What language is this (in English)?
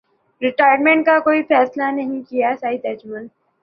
Urdu